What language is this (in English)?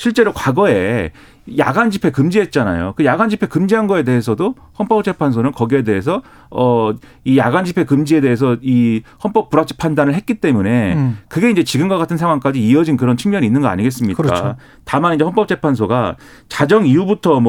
Korean